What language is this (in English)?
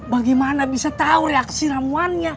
Indonesian